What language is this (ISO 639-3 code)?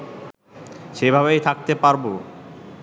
ben